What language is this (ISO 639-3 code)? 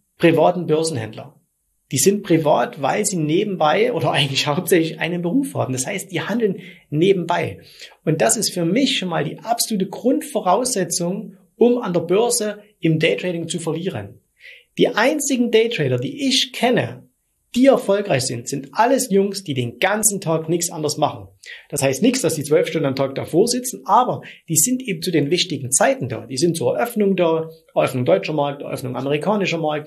deu